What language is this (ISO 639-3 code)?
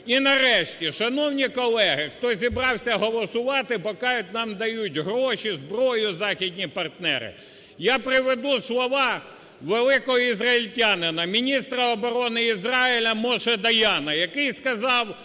ukr